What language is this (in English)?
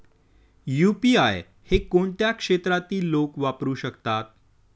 Marathi